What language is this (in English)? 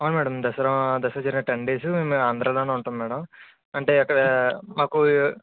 Telugu